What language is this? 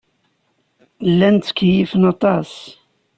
Kabyle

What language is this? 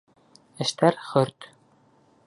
Bashkir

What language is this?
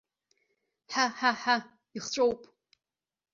Abkhazian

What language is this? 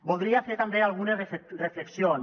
Catalan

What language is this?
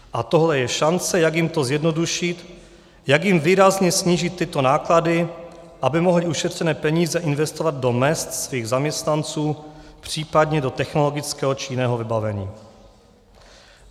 Czech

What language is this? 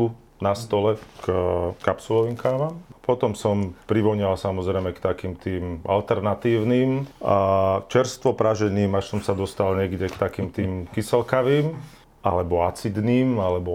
Slovak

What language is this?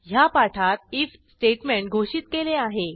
Marathi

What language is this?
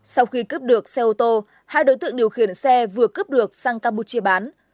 Vietnamese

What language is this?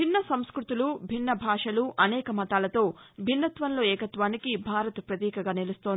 Telugu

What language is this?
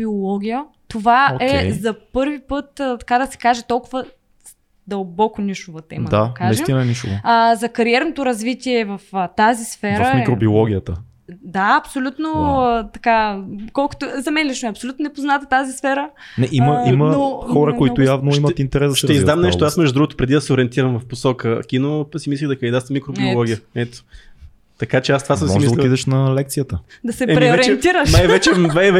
Bulgarian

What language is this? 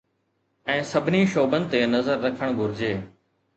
Sindhi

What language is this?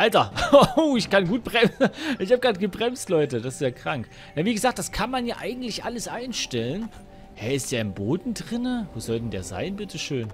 German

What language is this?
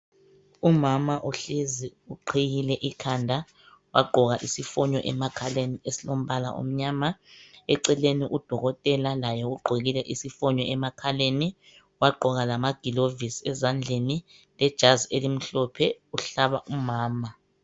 North Ndebele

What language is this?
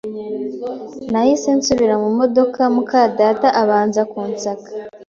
Kinyarwanda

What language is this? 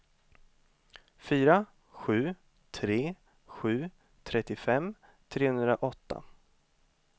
Swedish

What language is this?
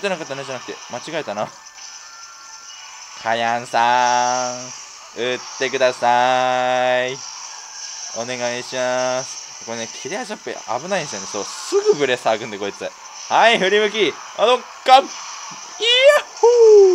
Japanese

